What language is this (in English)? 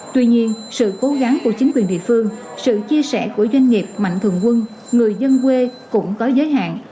Vietnamese